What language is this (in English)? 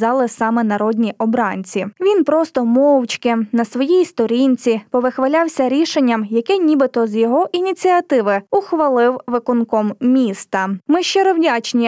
Ukrainian